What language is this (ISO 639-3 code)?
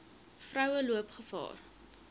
afr